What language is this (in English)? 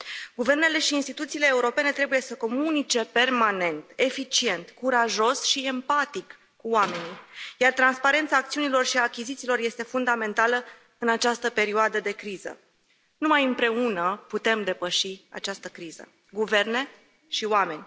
Romanian